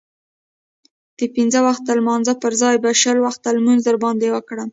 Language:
Pashto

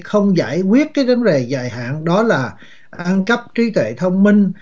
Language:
Vietnamese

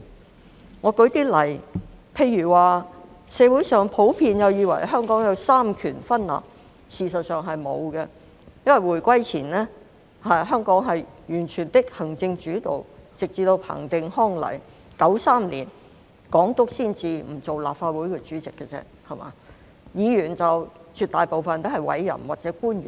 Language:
Cantonese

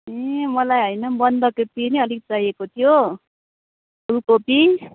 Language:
Nepali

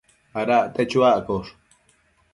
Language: Matsés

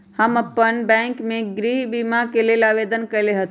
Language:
Magahi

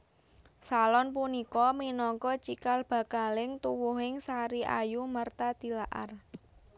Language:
Javanese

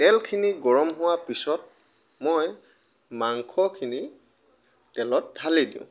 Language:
Assamese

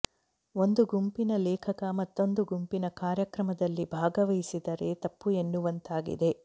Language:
Kannada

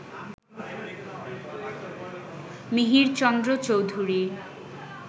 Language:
Bangla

